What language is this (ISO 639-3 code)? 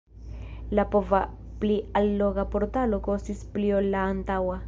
epo